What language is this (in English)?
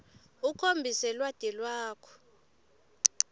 Swati